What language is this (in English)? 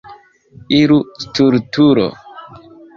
Esperanto